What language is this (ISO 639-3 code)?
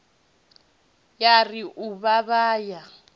ven